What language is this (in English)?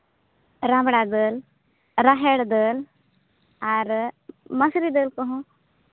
Santali